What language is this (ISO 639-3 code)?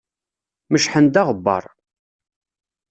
kab